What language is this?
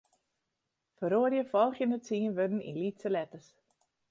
Western Frisian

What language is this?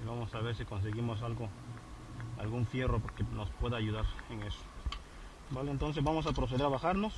Spanish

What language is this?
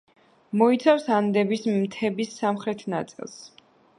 Georgian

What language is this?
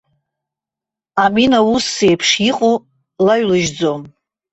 Abkhazian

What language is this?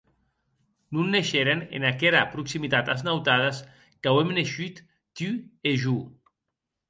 Occitan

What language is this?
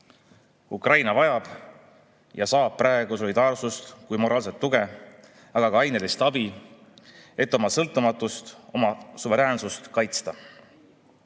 Estonian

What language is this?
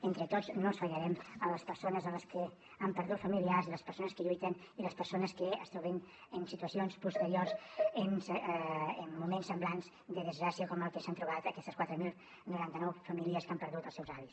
Catalan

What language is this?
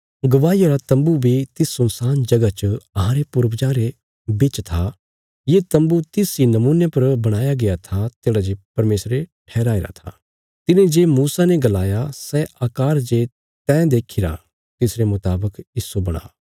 Bilaspuri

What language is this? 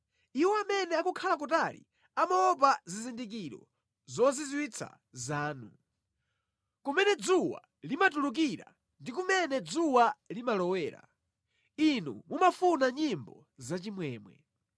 Nyanja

